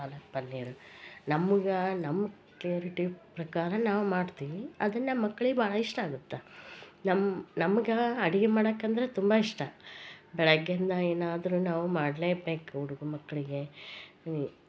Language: Kannada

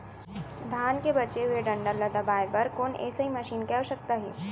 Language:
Chhattisgarhi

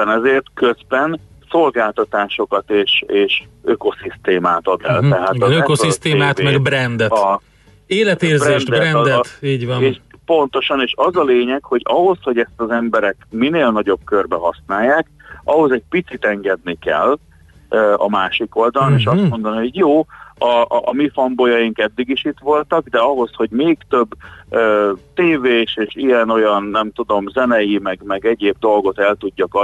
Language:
Hungarian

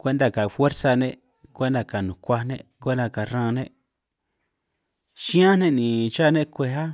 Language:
San Martín Itunyoso Triqui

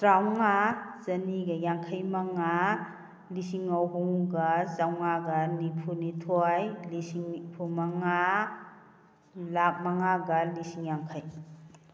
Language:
Manipuri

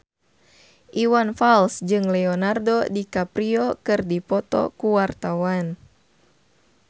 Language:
Sundanese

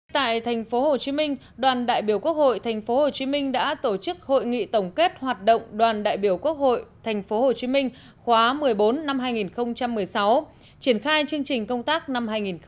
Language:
Vietnamese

